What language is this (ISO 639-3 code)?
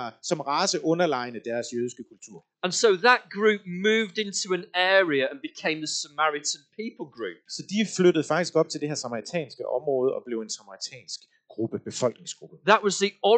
dan